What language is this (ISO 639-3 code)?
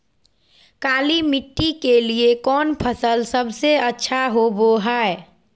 mag